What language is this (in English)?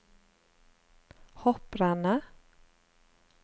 Norwegian